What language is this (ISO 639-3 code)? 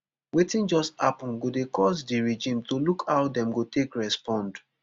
pcm